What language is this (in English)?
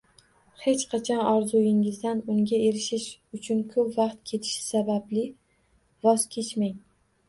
Uzbek